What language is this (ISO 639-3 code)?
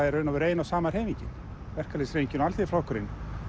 isl